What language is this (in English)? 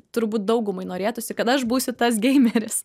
Lithuanian